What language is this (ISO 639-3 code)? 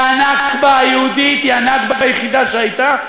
heb